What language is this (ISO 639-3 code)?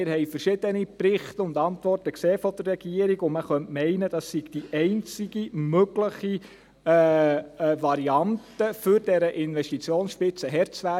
gsw